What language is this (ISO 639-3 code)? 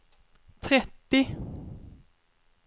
swe